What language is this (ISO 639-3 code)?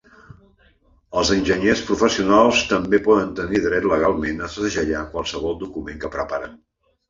cat